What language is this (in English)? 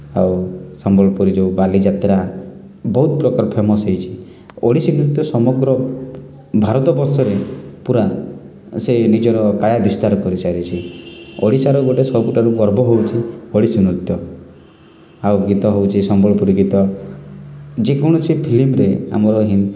Odia